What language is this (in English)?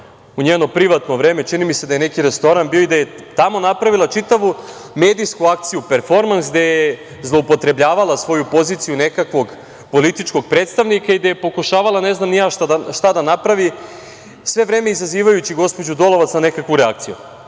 Serbian